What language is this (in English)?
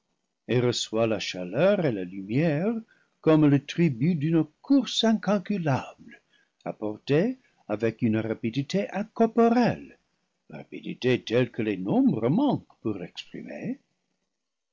French